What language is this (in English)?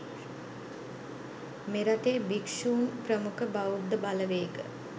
Sinhala